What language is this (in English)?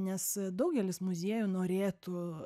Lithuanian